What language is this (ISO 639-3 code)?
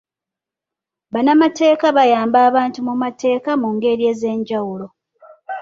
lug